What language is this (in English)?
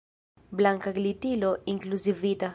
Esperanto